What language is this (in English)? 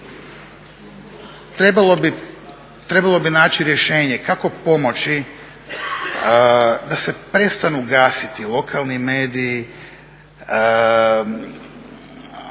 Croatian